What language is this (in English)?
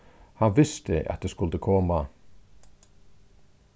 Faroese